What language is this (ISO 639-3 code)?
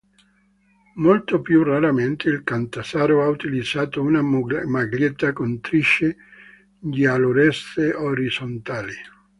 ita